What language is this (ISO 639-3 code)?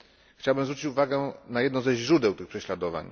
pol